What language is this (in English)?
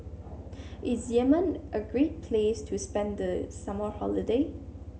English